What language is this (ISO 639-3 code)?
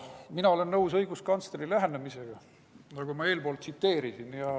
est